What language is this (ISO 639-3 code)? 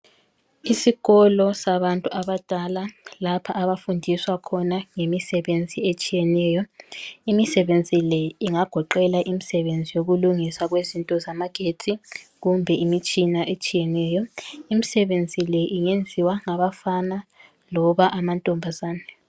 nde